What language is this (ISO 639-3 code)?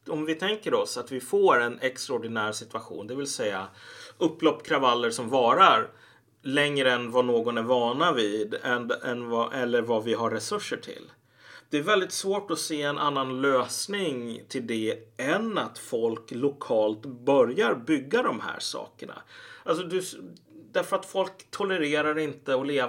swe